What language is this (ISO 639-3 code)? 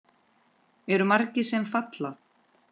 isl